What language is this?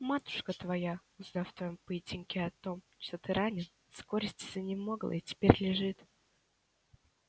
Russian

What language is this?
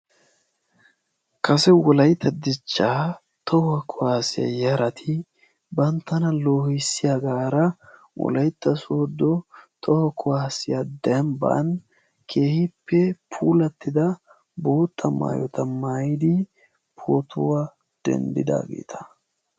Wolaytta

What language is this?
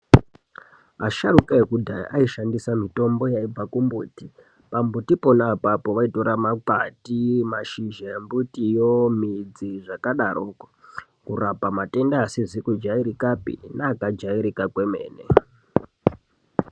Ndau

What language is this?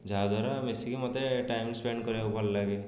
Odia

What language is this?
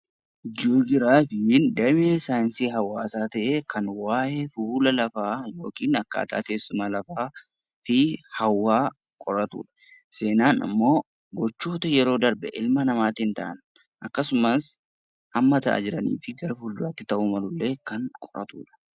Oromo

